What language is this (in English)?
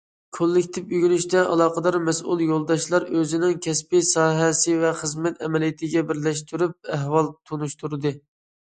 Uyghur